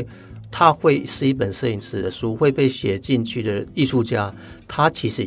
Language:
Chinese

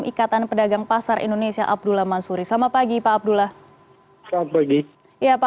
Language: Indonesian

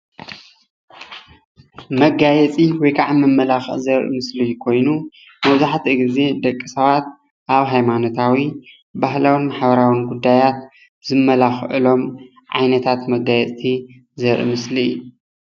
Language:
Tigrinya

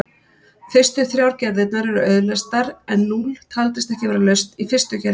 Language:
Icelandic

